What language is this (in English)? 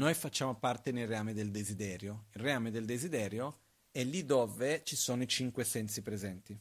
Italian